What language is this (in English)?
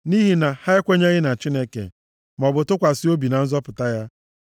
Igbo